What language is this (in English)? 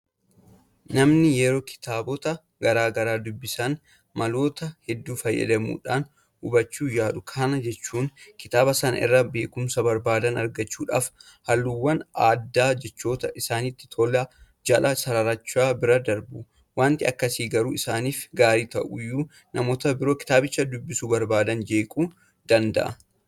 Oromo